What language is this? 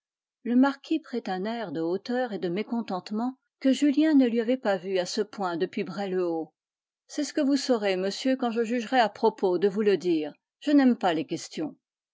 French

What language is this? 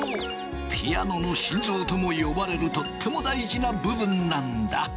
Japanese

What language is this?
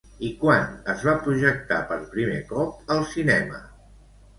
Catalan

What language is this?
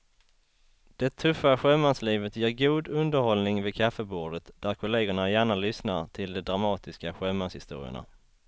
Swedish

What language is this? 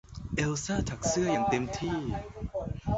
Thai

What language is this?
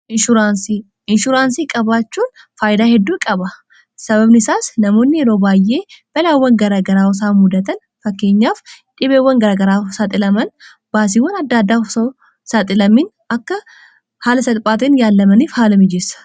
Oromo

